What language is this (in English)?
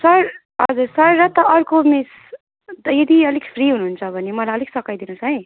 Nepali